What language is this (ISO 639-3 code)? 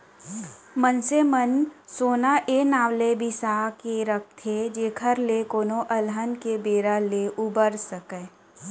hne